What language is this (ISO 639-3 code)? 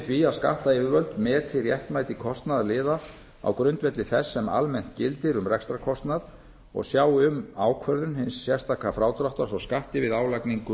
isl